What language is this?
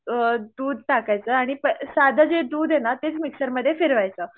Marathi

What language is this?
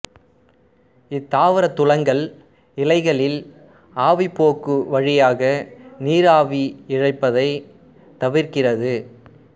Tamil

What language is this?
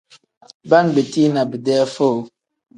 Tem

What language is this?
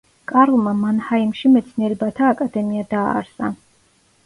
Georgian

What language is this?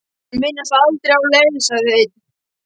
Icelandic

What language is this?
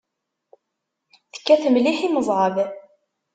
Kabyle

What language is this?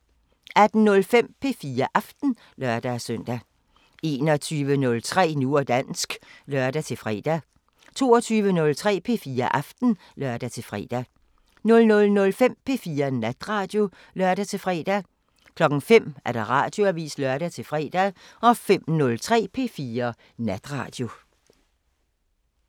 Danish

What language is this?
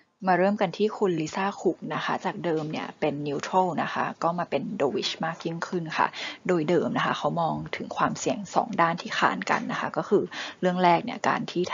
Thai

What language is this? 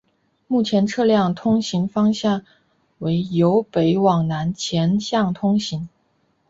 Chinese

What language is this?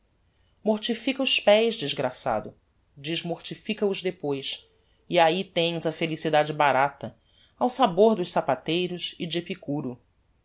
Portuguese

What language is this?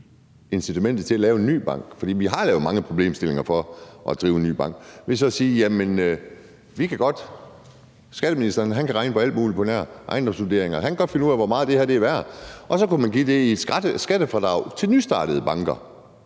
Danish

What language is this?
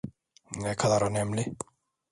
Turkish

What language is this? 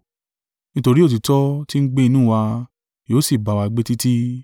Yoruba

